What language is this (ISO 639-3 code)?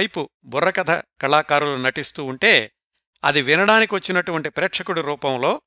tel